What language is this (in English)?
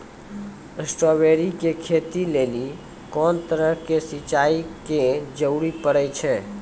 Maithili